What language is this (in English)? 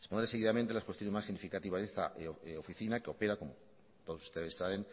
Spanish